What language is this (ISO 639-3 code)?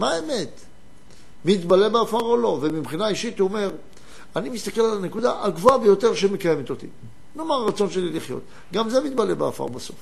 heb